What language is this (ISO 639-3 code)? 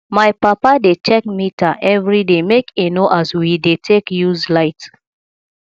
pcm